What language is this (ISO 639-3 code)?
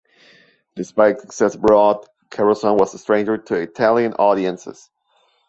eng